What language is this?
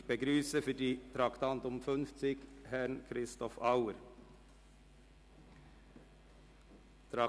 Swiss German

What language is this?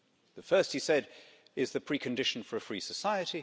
English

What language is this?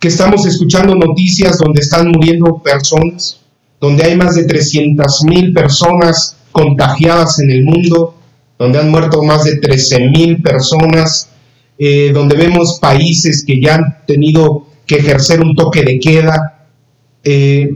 Spanish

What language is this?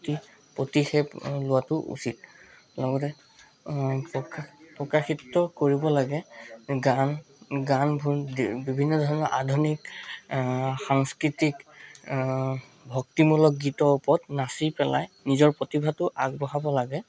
Assamese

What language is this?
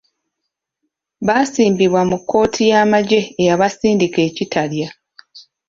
Ganda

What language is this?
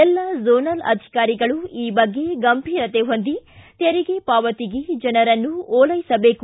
Kannada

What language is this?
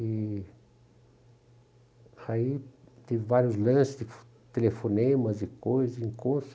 Portuguese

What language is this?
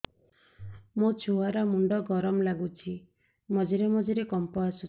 Odia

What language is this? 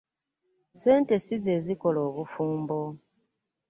Ganda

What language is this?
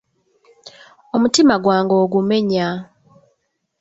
Ganda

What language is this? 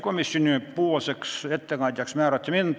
Estonian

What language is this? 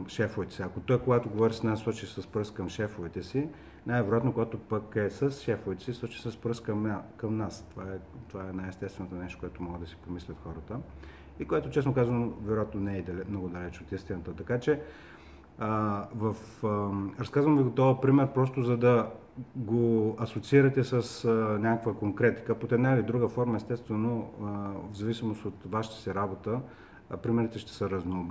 Bulgarian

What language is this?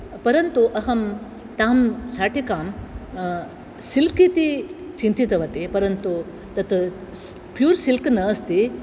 Sanskrit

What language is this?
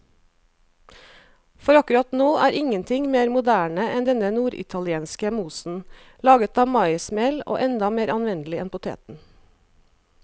Norwegian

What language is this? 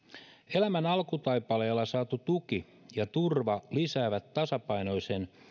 Finnish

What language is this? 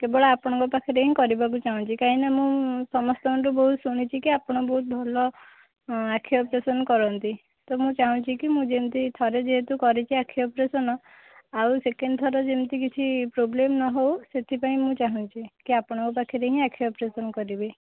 Odia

